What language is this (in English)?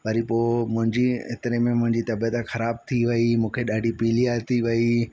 Sindhi